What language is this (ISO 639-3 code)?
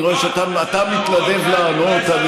heb